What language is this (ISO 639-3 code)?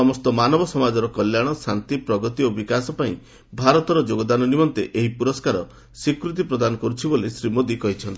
ori